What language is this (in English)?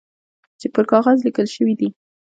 Pashto